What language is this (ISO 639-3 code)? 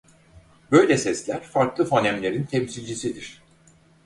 tur